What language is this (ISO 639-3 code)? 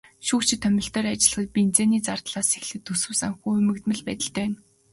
mon